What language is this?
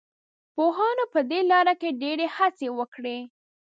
Pashto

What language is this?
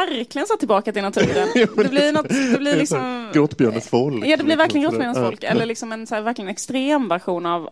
Swedish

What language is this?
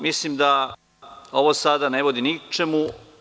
Serbian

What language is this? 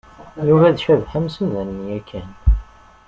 Kabyle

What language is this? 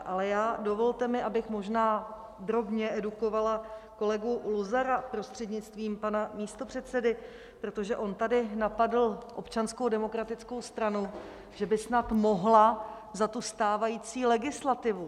Czech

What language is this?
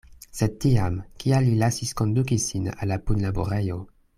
Esperanto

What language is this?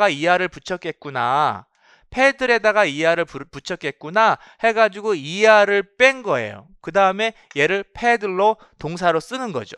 Korean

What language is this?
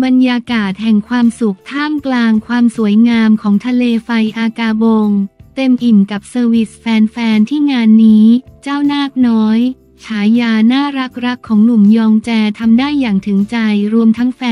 Thai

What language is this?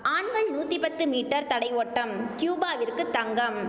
Tamil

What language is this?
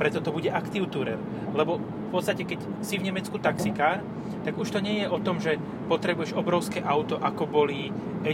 Slovak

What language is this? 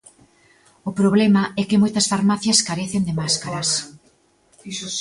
Galician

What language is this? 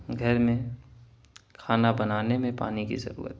Urdu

